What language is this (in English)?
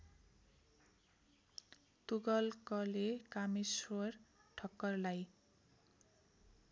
Nepali